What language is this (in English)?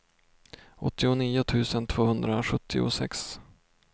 Swedish